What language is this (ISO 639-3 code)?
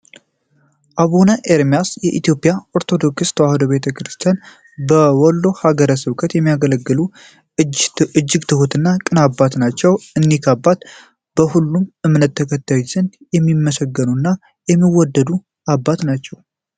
amh